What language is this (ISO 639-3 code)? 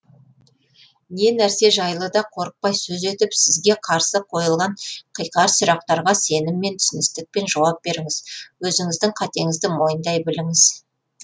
kaz